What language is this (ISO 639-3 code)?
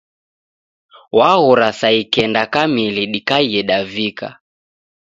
dav